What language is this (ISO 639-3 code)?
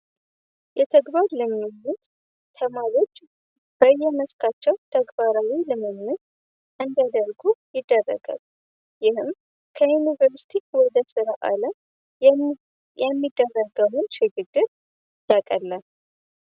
amh